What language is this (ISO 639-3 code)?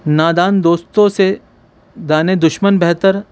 urd